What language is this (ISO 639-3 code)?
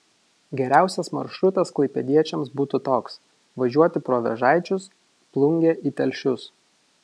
lit